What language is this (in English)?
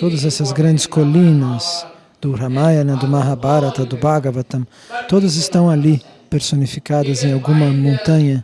Portuguese